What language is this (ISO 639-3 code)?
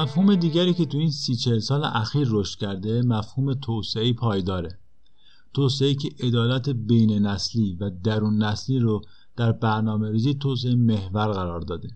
fas